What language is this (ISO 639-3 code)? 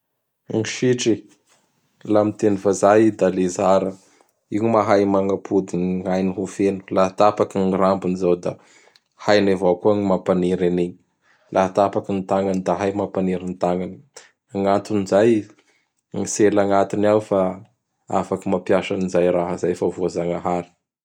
bhr